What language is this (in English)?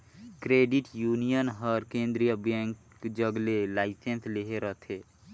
Chhattisgarhi